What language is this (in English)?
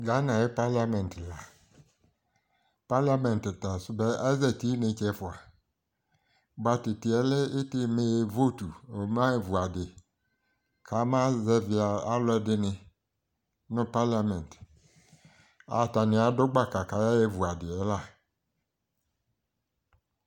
Ikposo